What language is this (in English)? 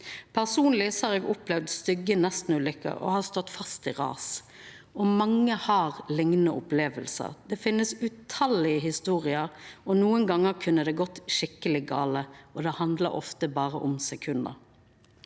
Norwegian